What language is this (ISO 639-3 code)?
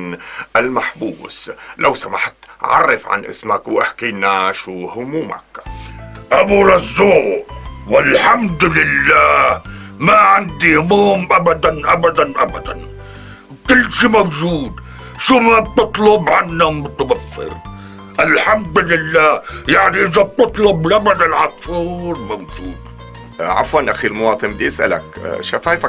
ara